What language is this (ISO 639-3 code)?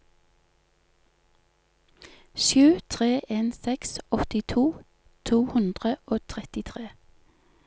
nor